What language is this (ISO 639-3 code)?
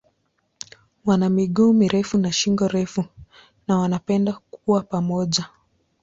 swa